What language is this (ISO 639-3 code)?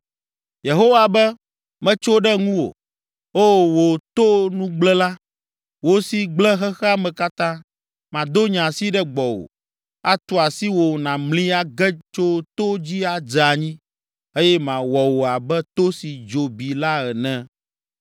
ewe